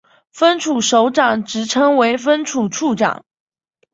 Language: Chinese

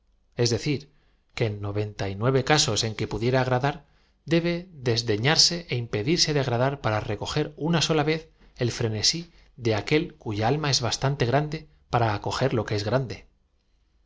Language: Spanish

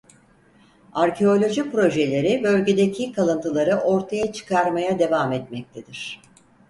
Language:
Turkish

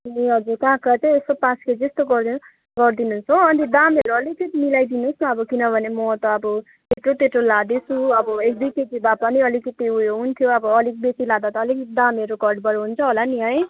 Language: Nepali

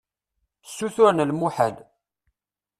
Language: Kabyle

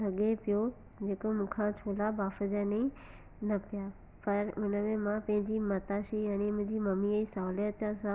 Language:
Sindhi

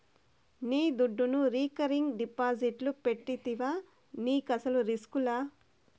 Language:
Telugu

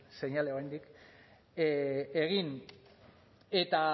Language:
Basque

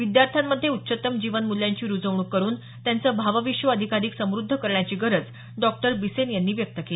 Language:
Marathi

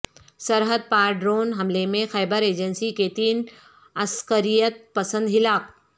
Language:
Urdu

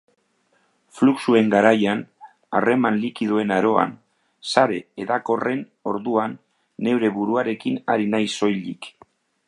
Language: Basque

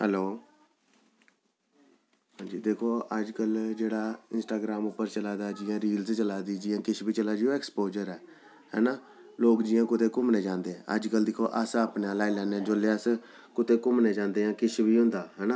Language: Dogri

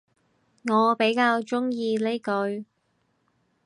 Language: Cantonese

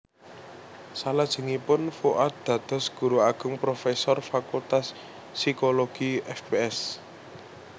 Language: Javanese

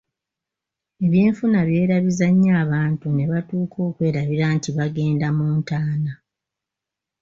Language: Ganda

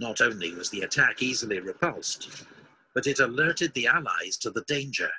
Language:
Romanian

